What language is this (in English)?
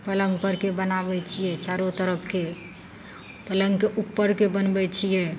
Maithili